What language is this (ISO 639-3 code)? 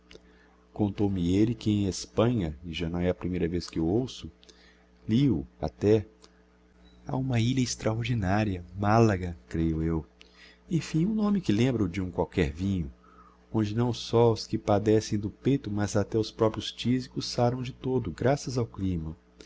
por